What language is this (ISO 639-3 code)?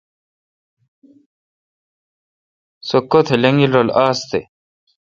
xka